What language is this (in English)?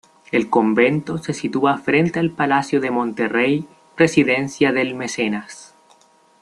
Spanish